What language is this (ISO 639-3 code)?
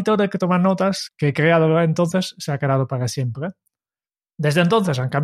spa